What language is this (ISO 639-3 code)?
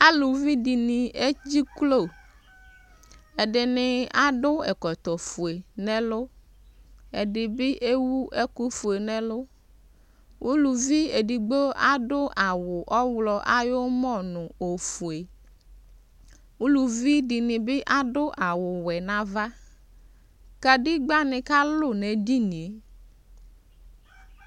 kpo